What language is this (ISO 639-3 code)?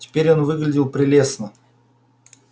rus